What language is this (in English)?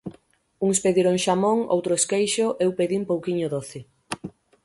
Galician